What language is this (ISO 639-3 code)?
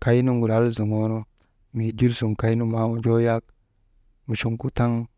mde